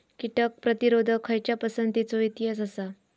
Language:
Marathi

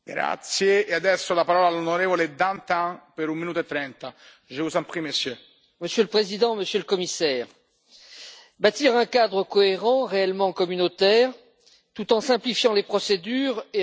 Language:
French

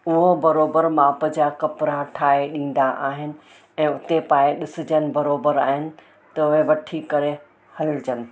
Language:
Sindhi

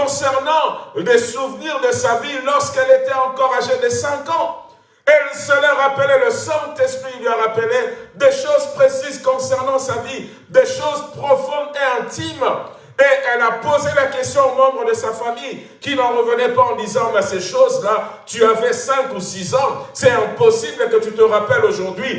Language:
French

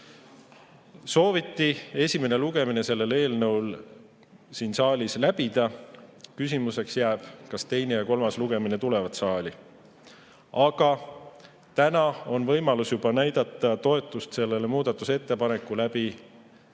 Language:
Estonian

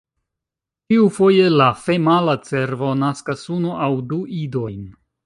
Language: Esperanto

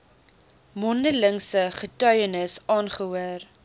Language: Afrikaans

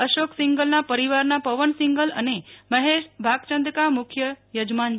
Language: Gujarati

